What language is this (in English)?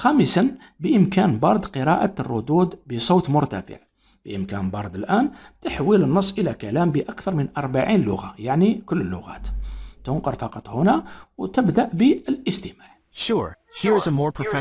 Arabic